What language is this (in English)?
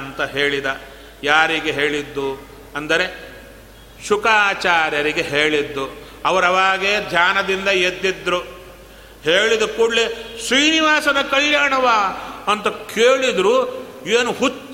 Kannada